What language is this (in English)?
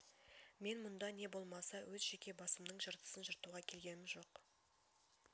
Kazakh